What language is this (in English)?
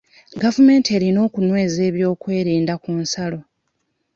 Ganda